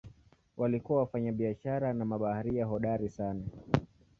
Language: Swahili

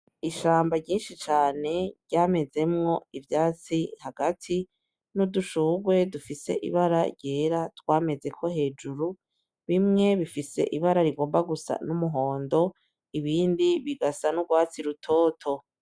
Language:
Rundi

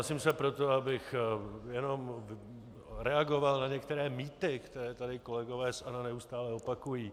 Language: Czech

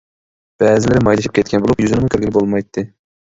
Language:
Uyghur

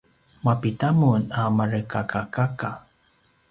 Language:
Paiwan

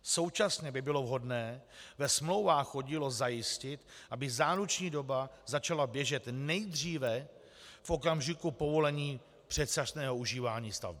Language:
Czech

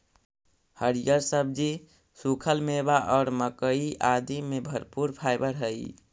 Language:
Magahi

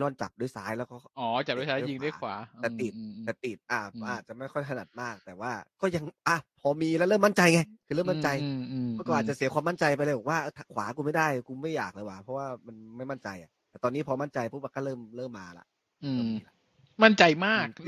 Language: Thai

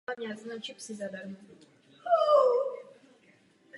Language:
Czech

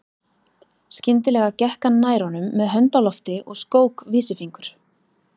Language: Icelandic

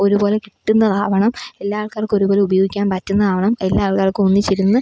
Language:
Malayalam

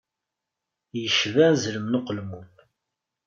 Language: Kabyle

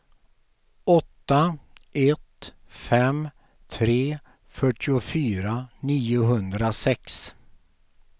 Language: Swedish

